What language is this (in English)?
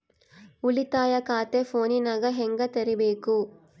Kannada